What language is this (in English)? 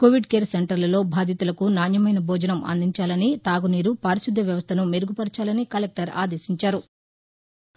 Telugu